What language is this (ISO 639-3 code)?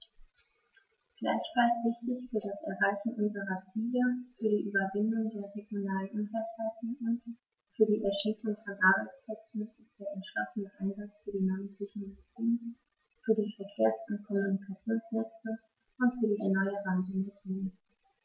deu